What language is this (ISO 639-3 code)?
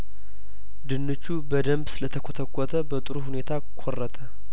amh